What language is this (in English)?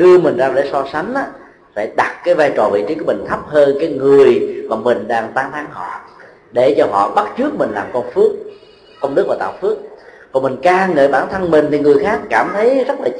Vietnamese